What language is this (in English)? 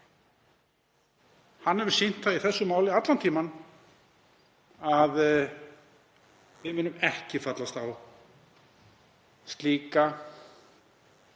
Icelandic